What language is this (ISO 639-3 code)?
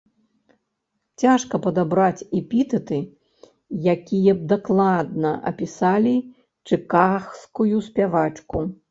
bel